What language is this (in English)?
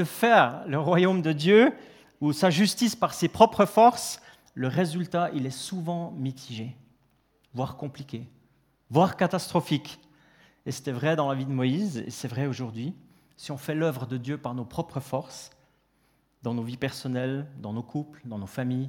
French